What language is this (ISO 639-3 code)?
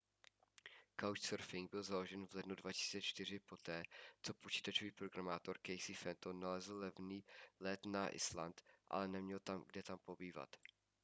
ces